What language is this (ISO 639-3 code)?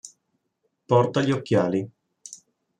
ita